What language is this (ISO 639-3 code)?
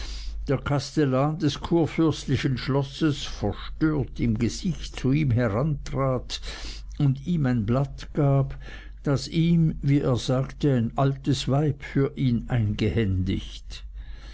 deu